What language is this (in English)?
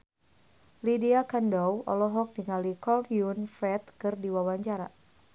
Sundanese